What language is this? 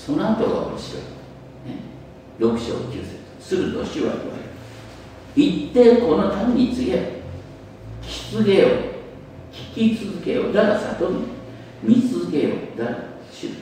Japanese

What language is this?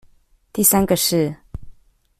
Chinese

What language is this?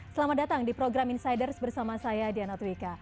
Indonesian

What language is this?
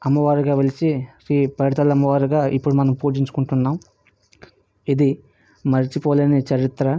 Telugu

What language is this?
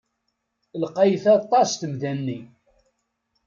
Kabyle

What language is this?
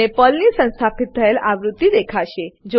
Gujarati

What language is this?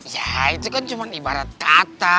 Indonesian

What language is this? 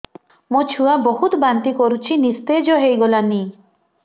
Odia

